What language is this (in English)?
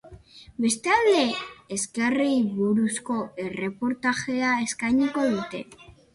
Basque